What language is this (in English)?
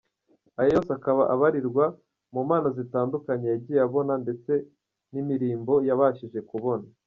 Kinyarwanda